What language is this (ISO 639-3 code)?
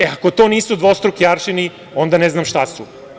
srp